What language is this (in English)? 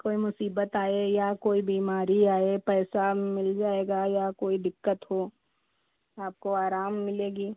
Hindi